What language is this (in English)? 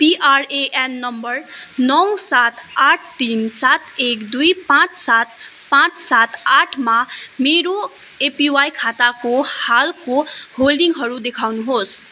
Nepali